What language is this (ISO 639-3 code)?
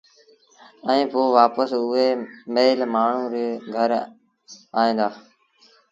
sbn